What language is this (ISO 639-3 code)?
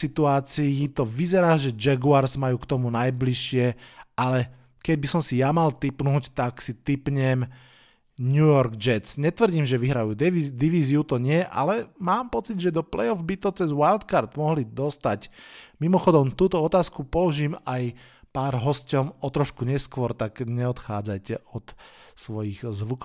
slk